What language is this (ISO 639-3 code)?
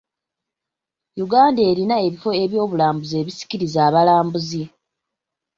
lug